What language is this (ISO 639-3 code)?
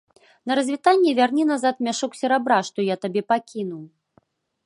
bel